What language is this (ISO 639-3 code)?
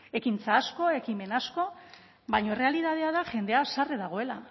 eus